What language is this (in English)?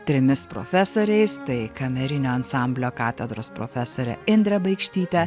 Lithuanian